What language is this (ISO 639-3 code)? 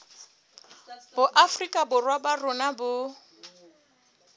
sot